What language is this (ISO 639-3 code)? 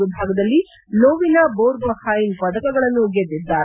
kan